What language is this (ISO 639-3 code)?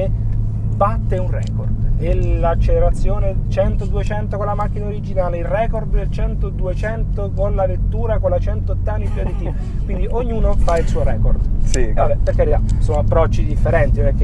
ita